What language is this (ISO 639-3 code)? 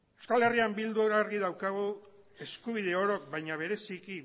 eus